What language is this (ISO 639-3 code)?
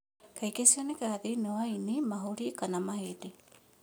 kik